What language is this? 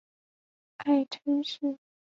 Chinese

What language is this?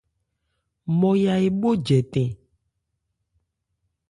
Ebrié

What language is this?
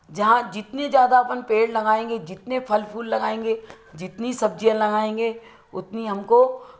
Hindi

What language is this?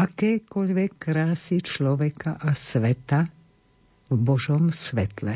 Slovak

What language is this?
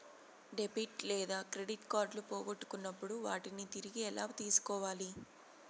Telugu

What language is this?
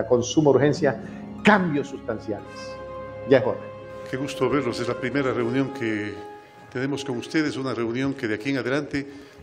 Spanish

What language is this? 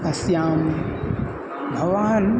Sanskrit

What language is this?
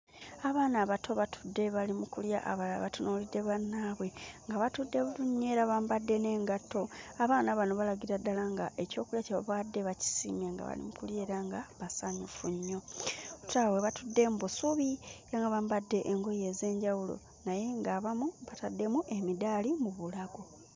Ganda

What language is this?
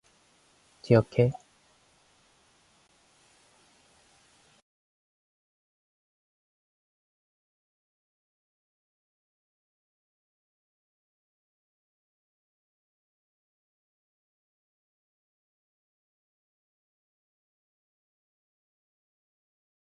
Korean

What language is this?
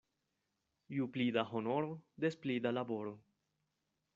Esperanto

